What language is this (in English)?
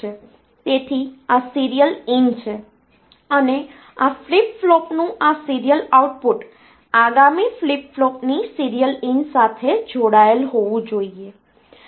Gujarati